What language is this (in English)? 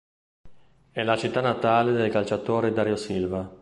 Italian